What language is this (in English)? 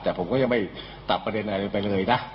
Thai